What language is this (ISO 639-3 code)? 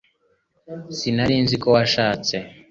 kin